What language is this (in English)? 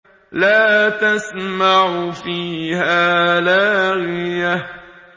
Arabic